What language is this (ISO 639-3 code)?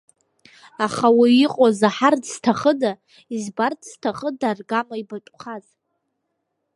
abk